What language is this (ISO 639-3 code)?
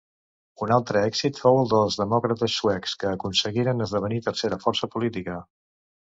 cat